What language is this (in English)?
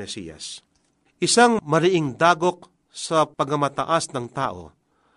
Filipino